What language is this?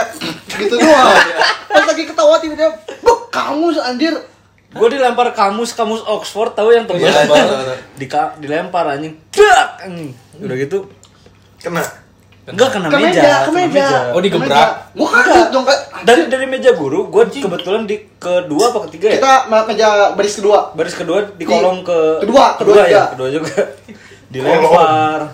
Indonesian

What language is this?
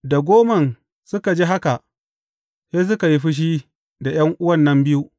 Hausa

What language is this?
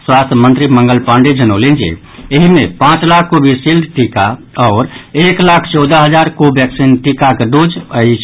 Maithili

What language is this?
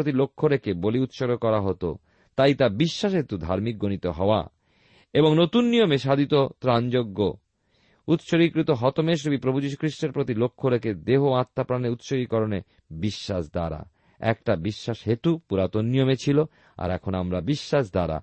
Bangla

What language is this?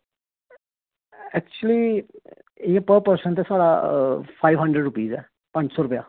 Dogri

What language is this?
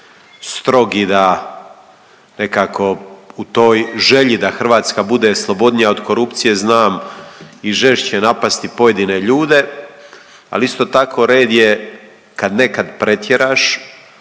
Croatian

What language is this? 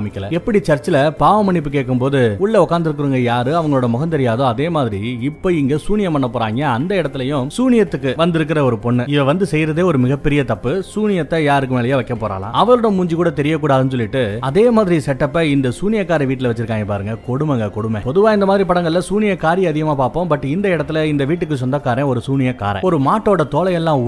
Tamil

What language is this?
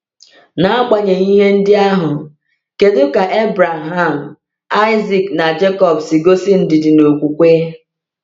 Igbo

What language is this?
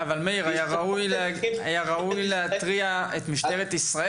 Hebrew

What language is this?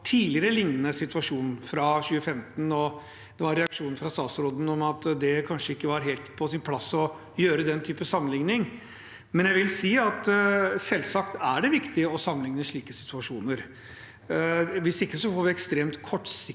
Norwegian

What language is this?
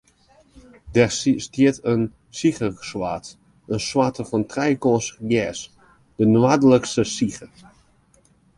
Western Frisian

